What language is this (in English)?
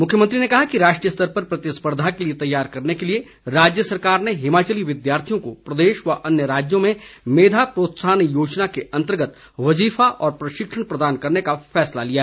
Hindi